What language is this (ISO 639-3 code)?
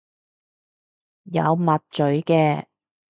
yue